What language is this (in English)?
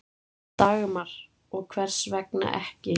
Icelandic